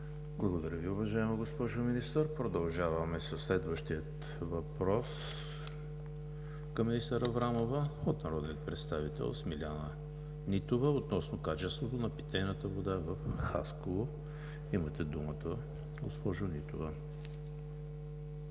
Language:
Bulgarian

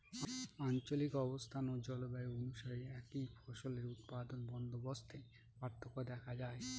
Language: Bangla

